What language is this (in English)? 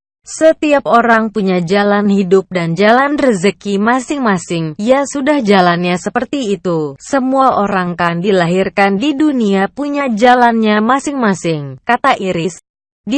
Indonesian